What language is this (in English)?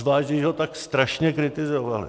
Czech